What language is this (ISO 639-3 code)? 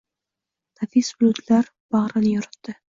uzb